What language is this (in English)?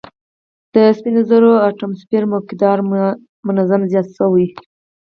Pashto